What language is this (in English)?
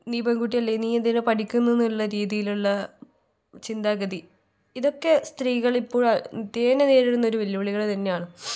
Malayalam